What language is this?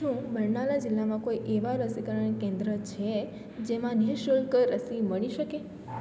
Gujarati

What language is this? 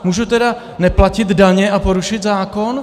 Czech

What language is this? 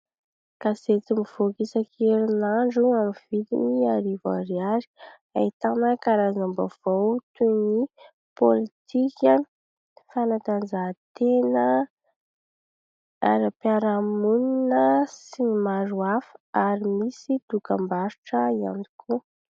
Malagasy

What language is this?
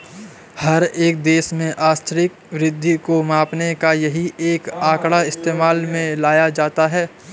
Hindi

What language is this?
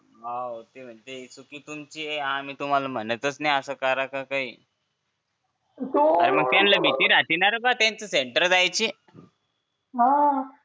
Marathi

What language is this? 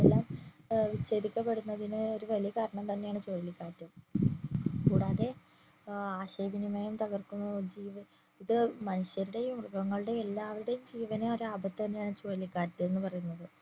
Malayalam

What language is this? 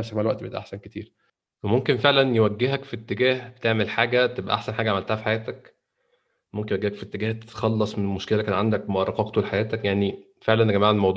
Arabic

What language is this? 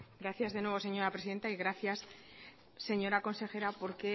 Spanish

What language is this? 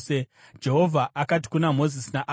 Shona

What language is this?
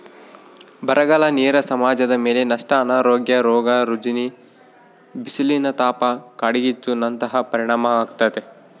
Kannada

